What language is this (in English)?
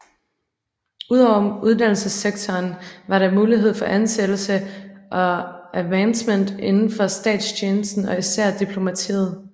Danish